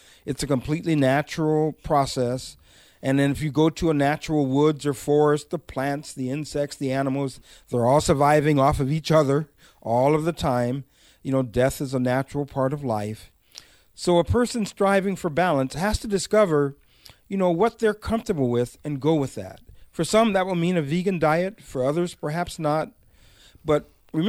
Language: English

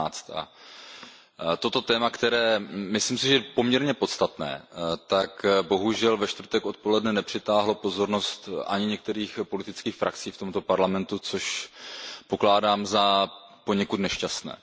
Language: Czech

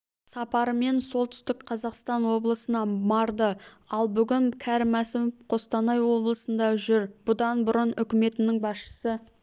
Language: Kazakh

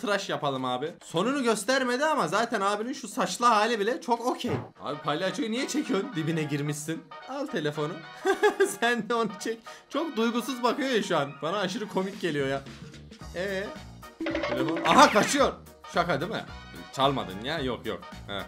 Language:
Turkish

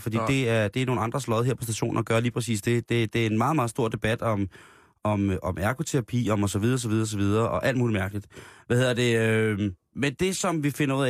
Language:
Danish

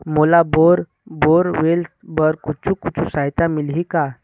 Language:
Chhattisgarhi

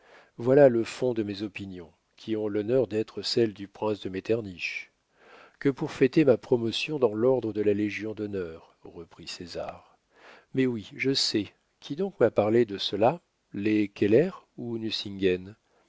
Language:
French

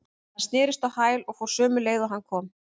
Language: Icelandic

